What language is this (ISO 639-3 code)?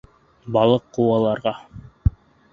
bak